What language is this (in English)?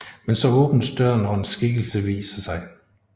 Danish